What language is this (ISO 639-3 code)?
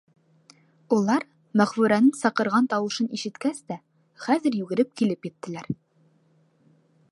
bak